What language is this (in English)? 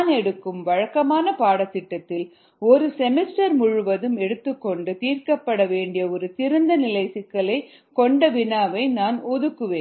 Tamil